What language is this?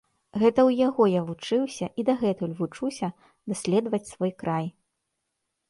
Belarusian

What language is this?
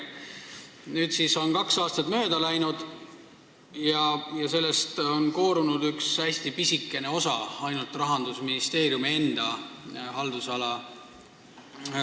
Estonian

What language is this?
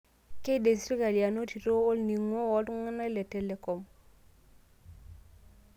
Masai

